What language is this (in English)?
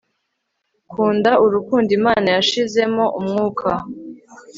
Kinyarwanda